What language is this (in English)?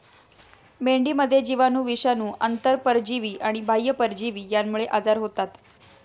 Marathi